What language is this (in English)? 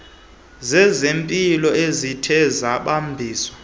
Xhosa